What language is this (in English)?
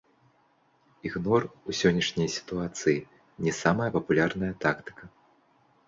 Belarusian